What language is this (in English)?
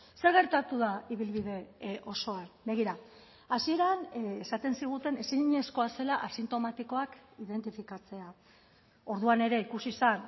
Basque